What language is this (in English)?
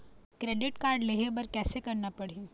Chhattisgarhi